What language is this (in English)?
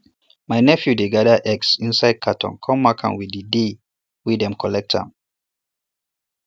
Nigerian Pidgin